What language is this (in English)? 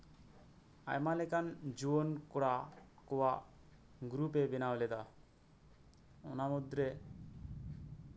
Santali